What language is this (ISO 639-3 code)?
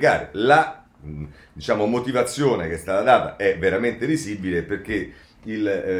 ita